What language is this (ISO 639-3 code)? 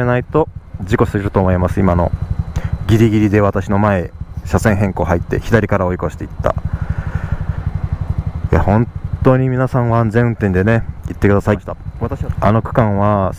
jpn